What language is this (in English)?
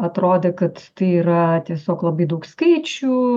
Lithuanian